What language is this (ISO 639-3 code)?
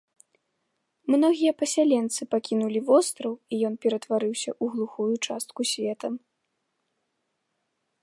bel